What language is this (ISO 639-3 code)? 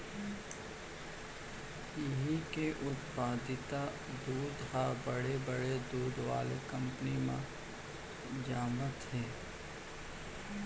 hne